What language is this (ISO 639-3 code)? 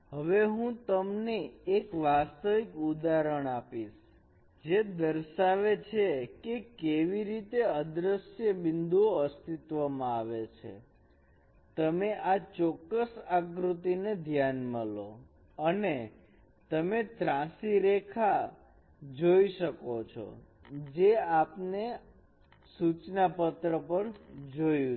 guj